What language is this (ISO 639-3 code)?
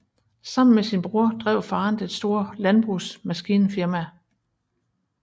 dan